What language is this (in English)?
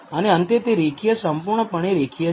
Gujarati